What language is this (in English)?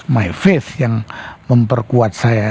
Indonesian